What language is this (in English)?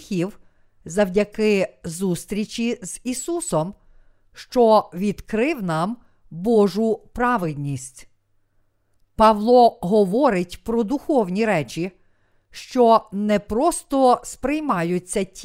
Ukrainian